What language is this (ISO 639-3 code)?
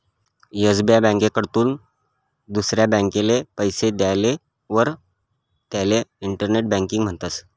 mar